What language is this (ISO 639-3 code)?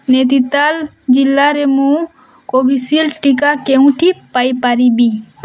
ori